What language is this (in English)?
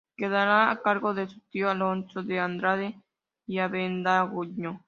Spanish